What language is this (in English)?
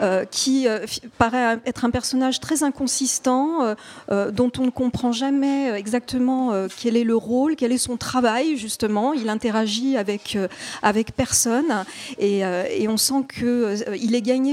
French